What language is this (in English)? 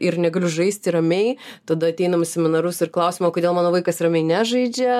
Lithuanian